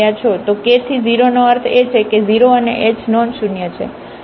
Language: Gujarati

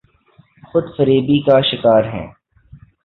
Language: Urdu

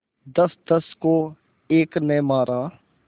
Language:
Hindi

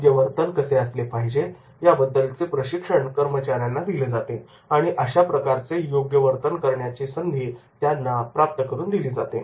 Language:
Marathi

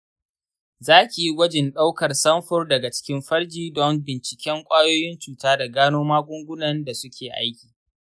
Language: Hausa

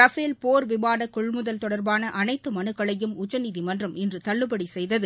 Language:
Tamil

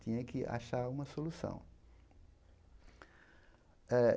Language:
Portuguese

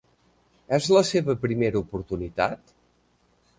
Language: Catalan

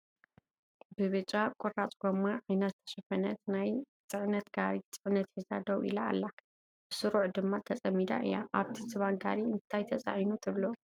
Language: Tigrinya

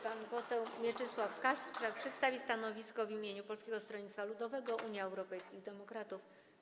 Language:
Polish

